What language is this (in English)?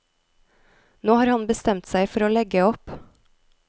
Norwegian